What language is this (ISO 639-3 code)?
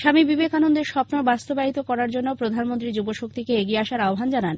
ben